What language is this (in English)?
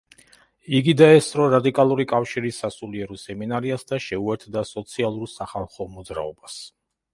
Georgian